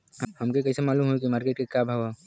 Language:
Bhojpuri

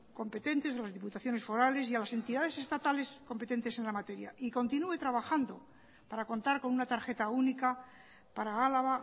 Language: Spanish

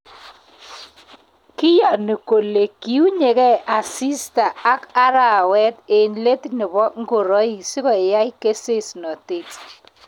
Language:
Kalenjin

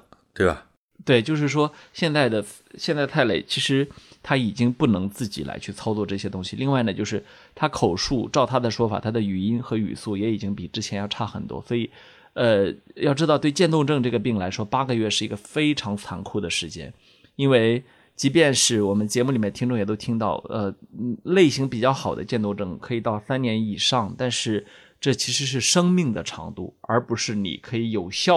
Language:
Chinese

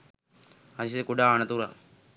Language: Sinhala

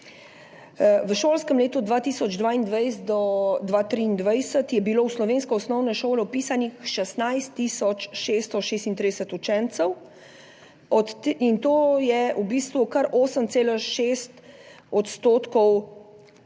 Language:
Slovenian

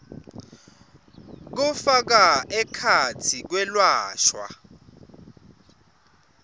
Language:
Swati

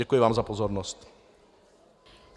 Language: Czech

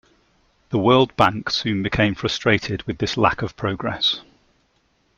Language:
English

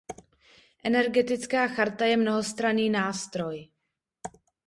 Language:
Czech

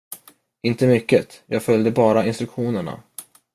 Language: Swedish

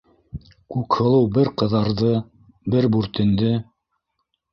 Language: Bashkir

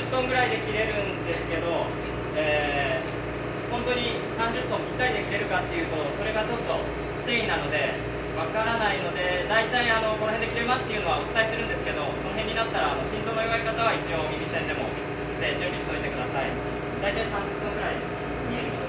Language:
Japanese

